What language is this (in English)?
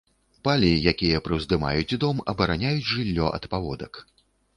Belarusian